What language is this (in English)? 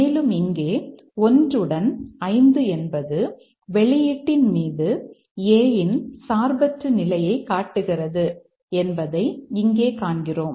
Tamil